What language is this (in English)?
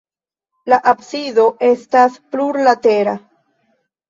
Esperanto